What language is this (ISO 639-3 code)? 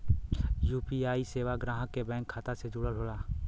bho